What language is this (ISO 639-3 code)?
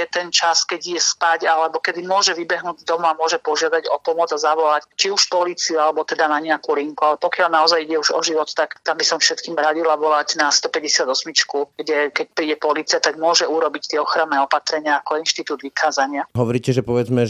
slk